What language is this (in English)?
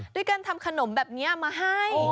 Thai